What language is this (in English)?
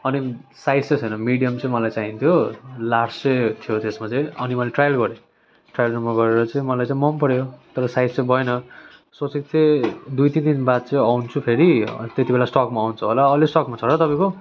Nepali